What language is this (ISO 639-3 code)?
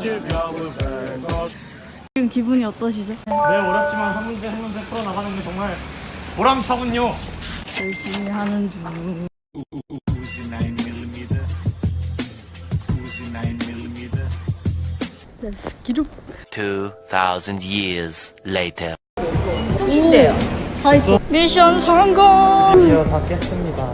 kor